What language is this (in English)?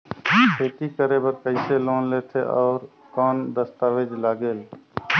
Chhattisgarhi